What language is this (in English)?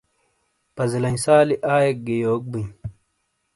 Shina